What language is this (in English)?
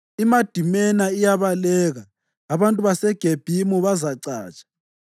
North Ndebele